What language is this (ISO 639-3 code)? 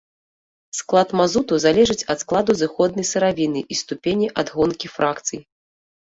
bel